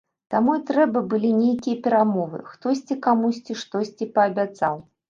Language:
Belarusian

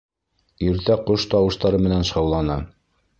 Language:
Bashkir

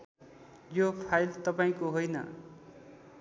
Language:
Nepali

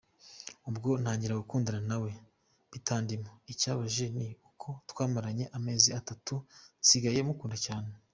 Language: Kinyarwanda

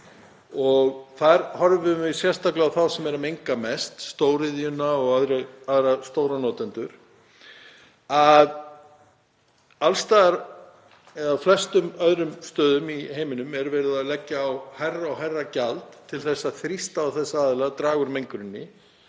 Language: Icelandic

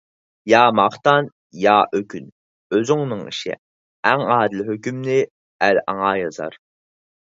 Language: Uyghur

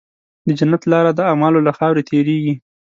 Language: Pashto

